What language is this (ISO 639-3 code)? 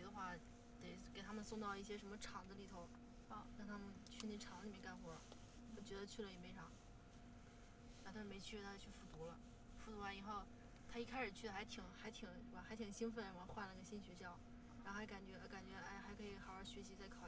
zho